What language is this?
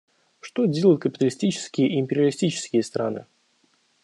Russian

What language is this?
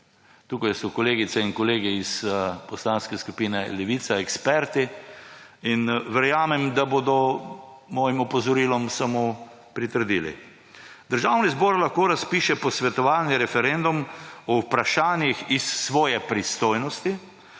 Slovenian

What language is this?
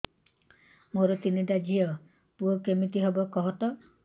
Odia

